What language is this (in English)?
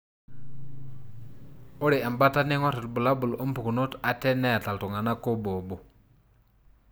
Masai